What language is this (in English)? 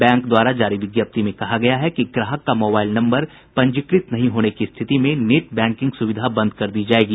Hindi